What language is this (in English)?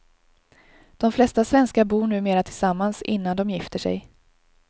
Swedish